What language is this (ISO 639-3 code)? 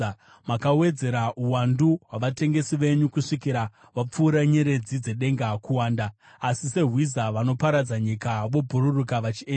sna